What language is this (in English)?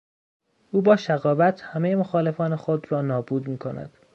Persian